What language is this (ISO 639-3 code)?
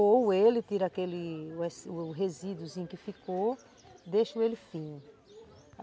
por